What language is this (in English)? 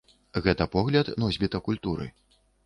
Belarusian